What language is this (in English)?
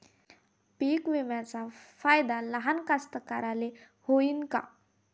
Marathi